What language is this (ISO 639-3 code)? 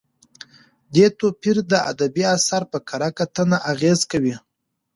pus